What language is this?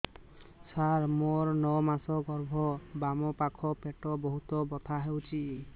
Odia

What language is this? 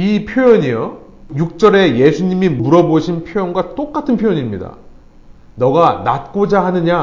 Korean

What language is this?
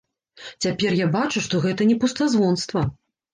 Belarusian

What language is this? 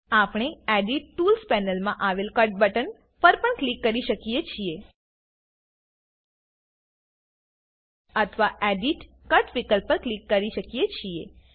Gujarati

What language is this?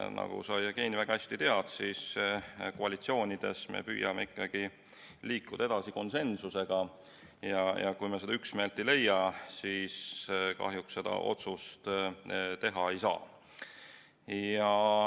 Estonian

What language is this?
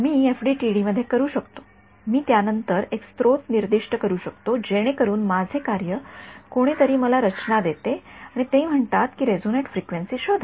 Marathi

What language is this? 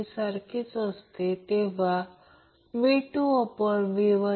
Marathi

